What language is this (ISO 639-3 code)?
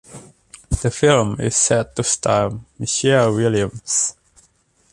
eng